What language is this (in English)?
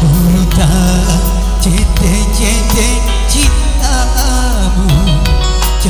Arabic